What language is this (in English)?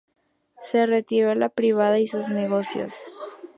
Spanish